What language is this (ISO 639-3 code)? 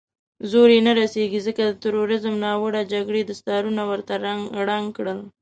pus